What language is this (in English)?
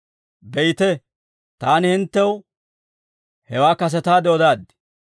Dawro